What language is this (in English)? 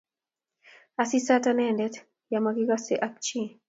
Kalenjin